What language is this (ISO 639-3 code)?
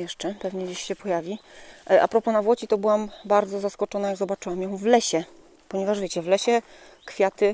pol